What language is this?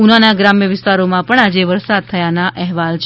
Gujarati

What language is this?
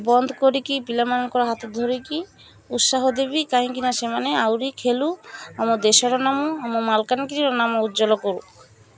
Odia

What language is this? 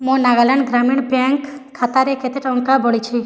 Odia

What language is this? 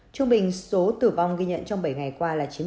Vietnamese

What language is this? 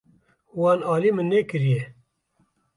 Kurdish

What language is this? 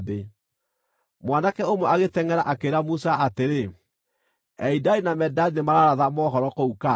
Kikuyu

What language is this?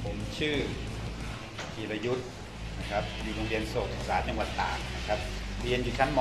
Thai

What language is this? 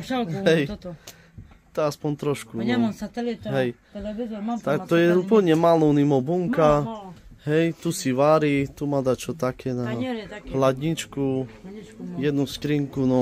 Polish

